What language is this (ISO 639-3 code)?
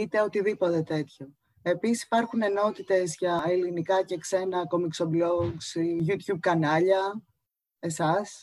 ell